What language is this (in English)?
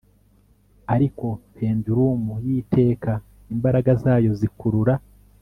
Kinyarwanda